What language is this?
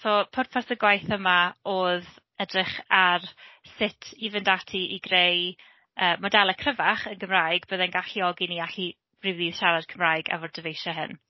Welsh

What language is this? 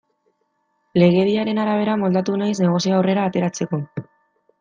Basque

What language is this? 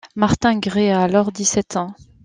French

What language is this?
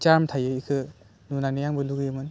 Bodo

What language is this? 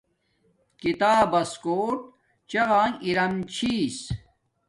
Domaaki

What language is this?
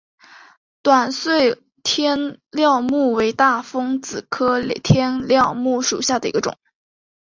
Chinese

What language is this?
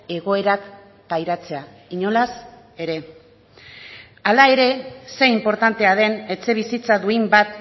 Basque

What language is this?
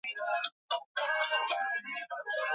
Swahili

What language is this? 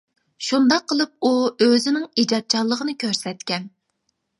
Uyghur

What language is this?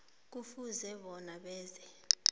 South Ndebele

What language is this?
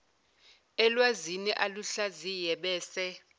Zulu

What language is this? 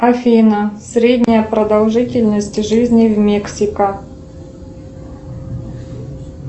Russian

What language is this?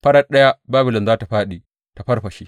Hausa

